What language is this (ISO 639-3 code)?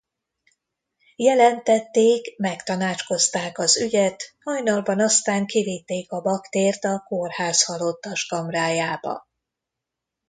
hun